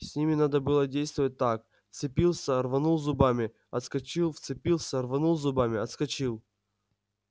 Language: Russian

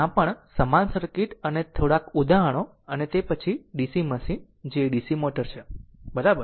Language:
Gujarati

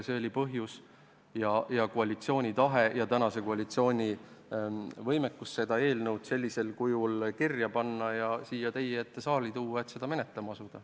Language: Estonian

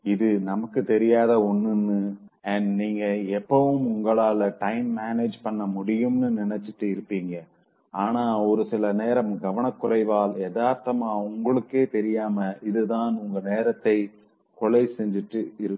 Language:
Tamil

